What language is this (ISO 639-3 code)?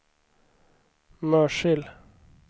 swe